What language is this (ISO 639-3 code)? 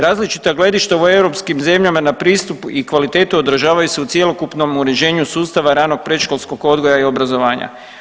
hrv